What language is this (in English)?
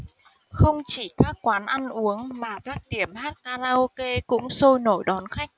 Vietnamese